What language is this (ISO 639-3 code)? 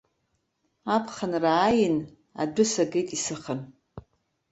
abk